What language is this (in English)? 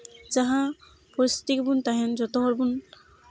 Santali